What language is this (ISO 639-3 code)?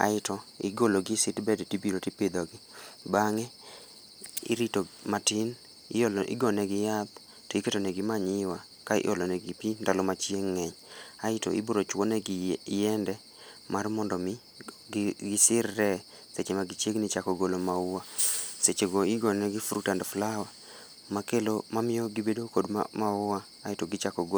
luo